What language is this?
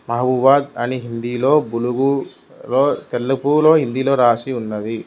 Telugu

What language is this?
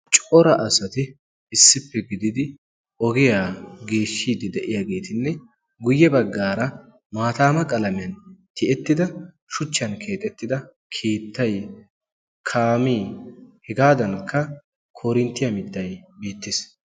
Wolaytta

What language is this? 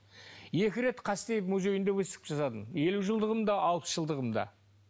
Kazakh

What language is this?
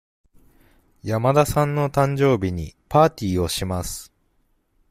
Japanese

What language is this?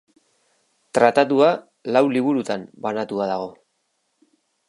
Basque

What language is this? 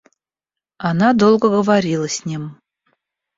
Russian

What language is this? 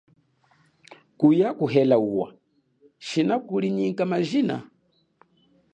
Chokwe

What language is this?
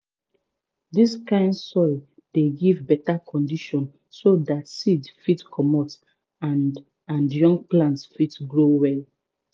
Nigerian Pidgin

